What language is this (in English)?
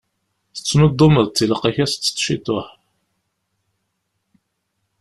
Kabyle